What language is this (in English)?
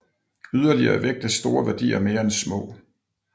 Danish